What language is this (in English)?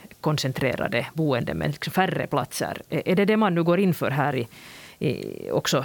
Swedish